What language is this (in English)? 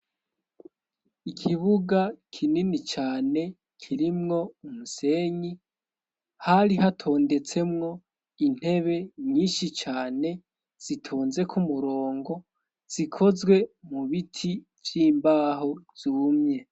Rundi